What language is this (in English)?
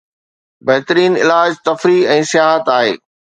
Sindhi